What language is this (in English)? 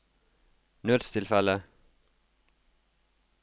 Norwegian